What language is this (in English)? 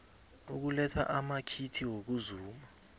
South Ndebele